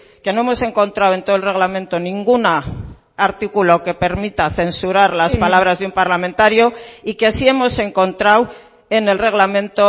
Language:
Spanish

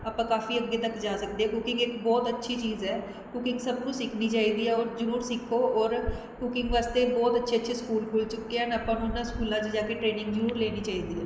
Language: Punjabi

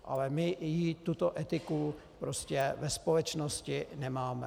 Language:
Czech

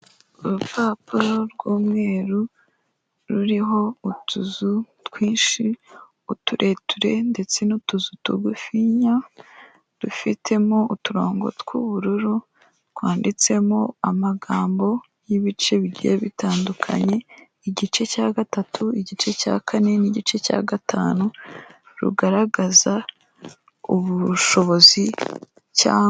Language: Kinyarwanda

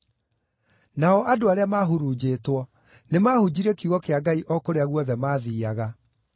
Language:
Kikuyu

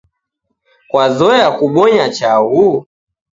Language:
Taita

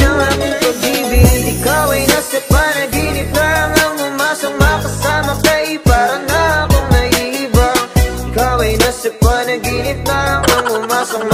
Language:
Romanian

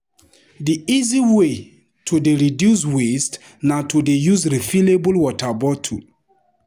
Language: Nigerian Pidgin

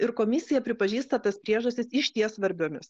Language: Lithuanian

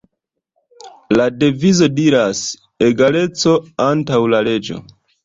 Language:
Esperanto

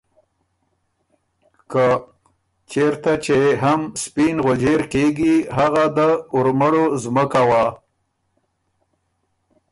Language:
Ormuri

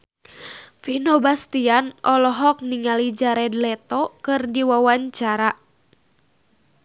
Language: Sundanese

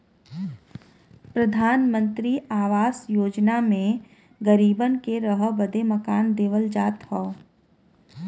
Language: Bhojpuri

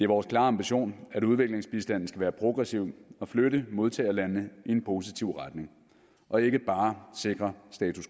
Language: Danish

